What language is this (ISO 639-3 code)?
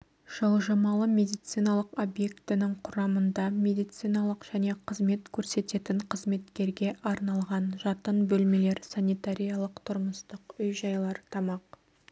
kaz